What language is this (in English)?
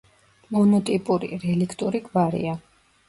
Georgian